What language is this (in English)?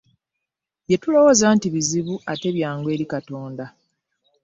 Ganda